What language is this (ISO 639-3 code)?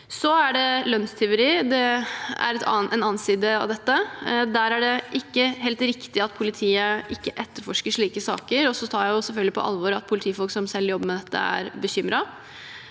nor